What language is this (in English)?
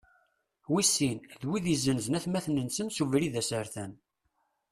Kabyle